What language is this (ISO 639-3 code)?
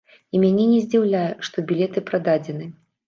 bel